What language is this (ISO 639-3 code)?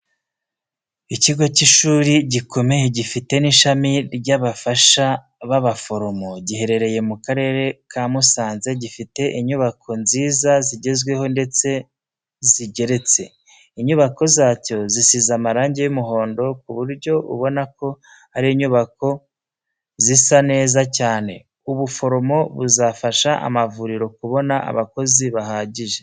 kin